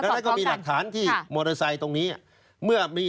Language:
Thai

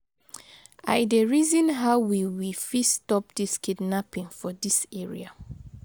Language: Nigerian Pidgin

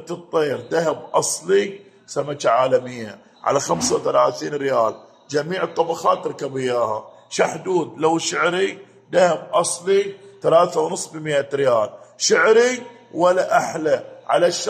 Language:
Arabic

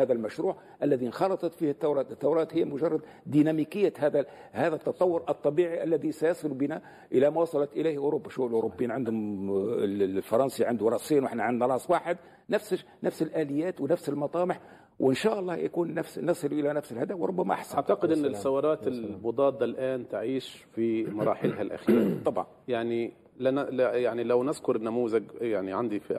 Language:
Arabic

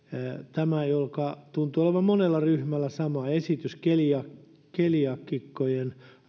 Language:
Finnish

